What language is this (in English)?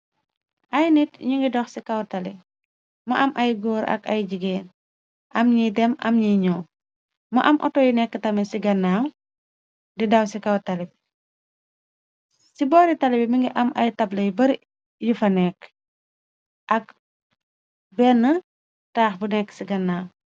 Wolof